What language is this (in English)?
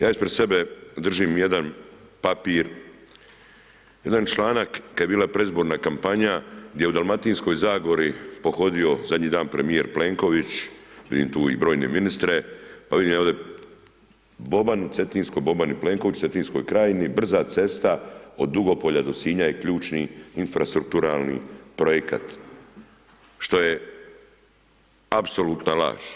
Croatian